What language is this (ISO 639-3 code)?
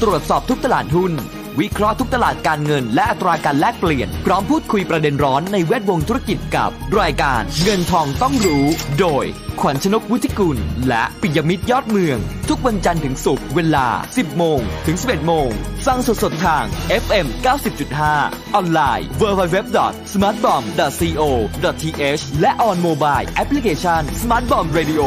tha